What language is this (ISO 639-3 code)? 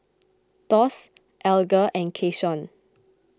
eng